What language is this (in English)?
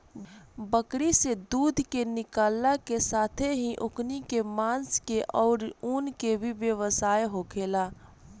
Bhojpuri